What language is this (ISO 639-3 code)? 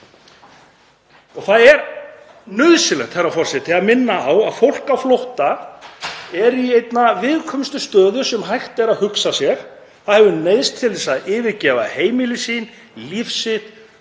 isl